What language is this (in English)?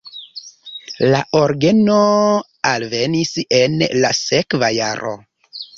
Esperanto